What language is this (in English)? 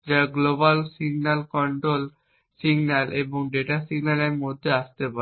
Bangla